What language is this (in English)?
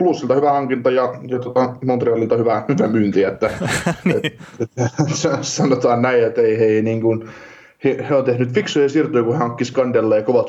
Finnish